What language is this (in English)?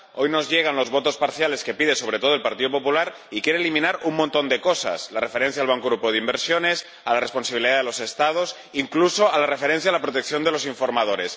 Spanish